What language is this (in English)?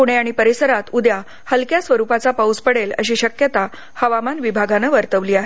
Marathi